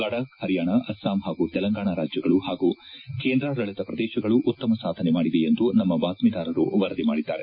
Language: Kannada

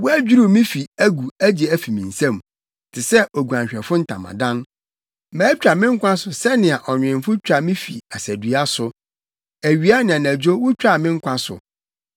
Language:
Akan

